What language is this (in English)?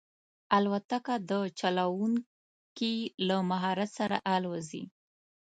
Pashto